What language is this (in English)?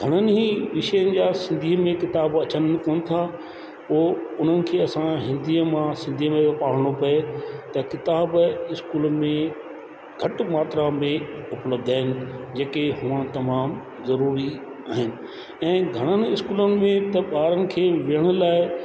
Sindhi